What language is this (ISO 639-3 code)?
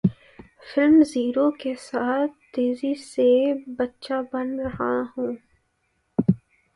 urd